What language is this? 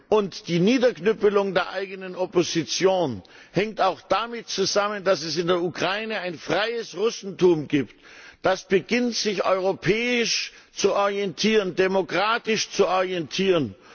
German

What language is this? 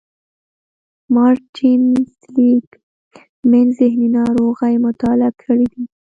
Pashto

